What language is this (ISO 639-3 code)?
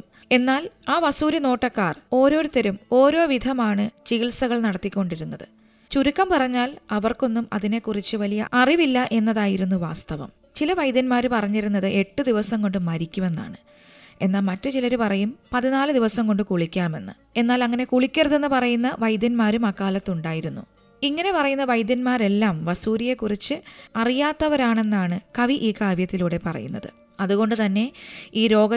mal